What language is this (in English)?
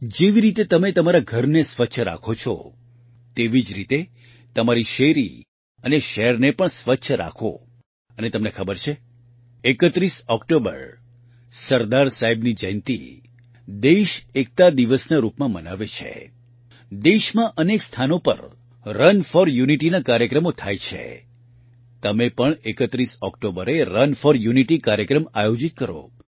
Gujarati